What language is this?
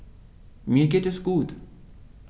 German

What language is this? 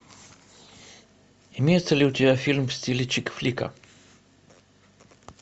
Russian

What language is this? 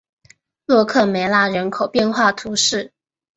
Chinese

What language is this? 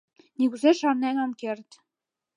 Mari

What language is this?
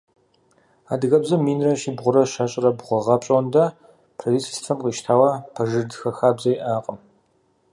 Kabardian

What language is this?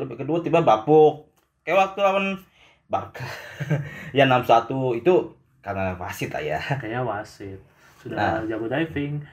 Indonesian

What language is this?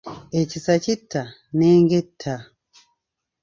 Ganda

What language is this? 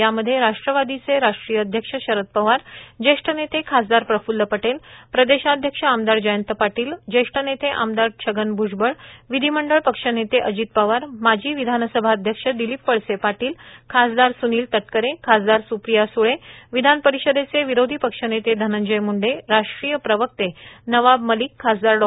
Marathi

